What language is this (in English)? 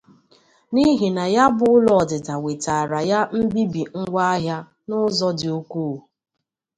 Igbo